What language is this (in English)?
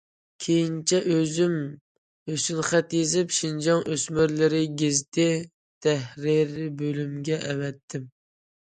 Uyghur